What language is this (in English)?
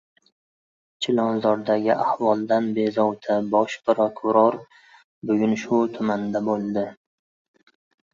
Uzbek